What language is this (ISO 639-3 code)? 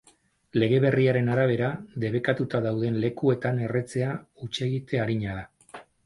eus